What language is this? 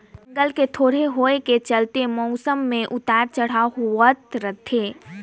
Chhattisgarhi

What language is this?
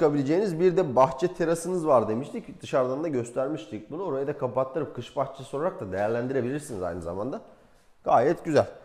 Turkish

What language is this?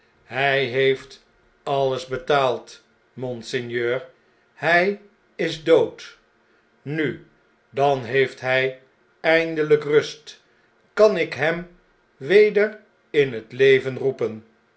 Dutch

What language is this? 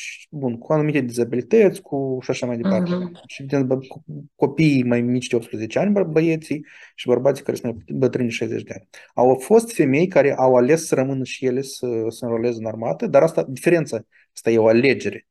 Romanian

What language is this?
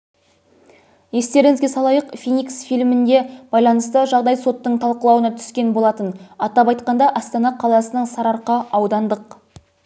Kazakh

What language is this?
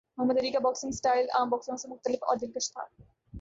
Urdu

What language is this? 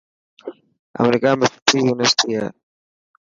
Dhatki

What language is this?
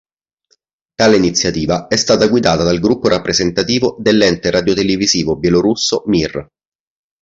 Italian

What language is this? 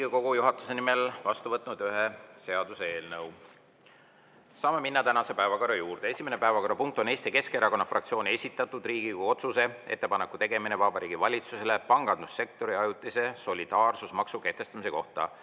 Estonian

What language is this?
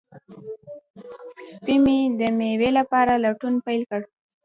Pashto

